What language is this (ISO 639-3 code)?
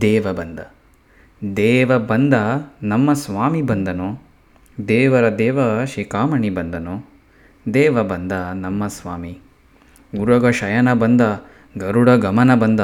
kan